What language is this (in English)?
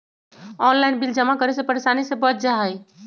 Magahi